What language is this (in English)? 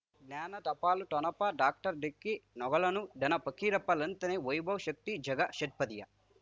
Kannada